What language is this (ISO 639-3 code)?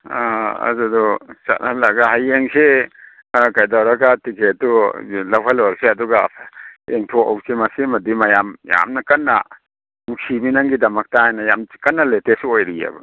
mni